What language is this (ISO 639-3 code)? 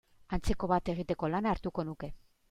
eus